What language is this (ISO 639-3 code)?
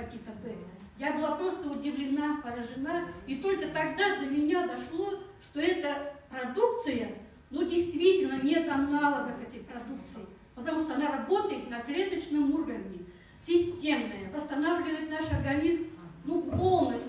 rus